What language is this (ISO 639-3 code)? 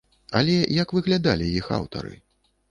bel